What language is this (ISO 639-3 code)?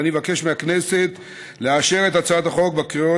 heb